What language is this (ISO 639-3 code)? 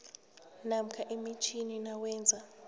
nbl